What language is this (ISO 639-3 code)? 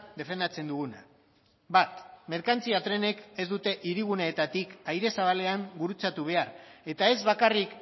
eus